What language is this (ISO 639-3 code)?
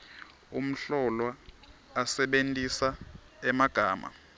ssw